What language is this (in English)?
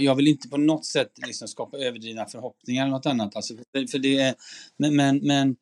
Swedish